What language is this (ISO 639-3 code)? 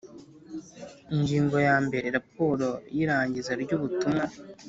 kin